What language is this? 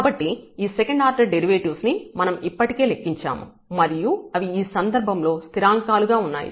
Telugu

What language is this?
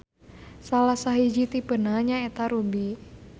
Sundanese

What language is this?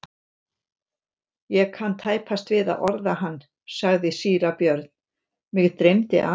Icelandic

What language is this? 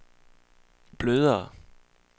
Danish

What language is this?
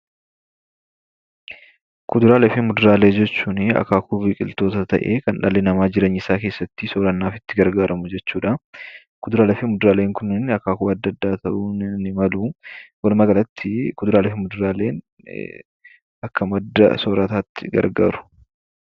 Oromo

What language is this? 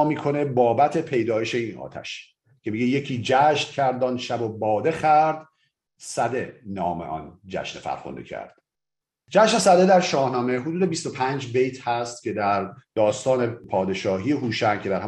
Persian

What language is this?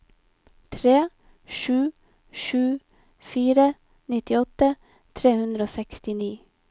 Norwegian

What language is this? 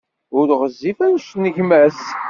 Kabyle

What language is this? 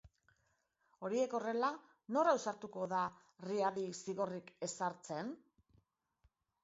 Basque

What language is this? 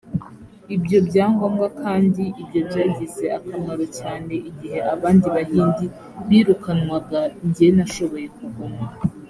Kinyarwanda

